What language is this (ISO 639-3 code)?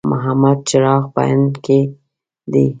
pus